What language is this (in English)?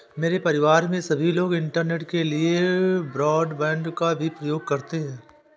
Hindi